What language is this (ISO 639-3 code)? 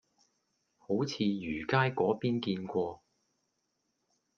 yue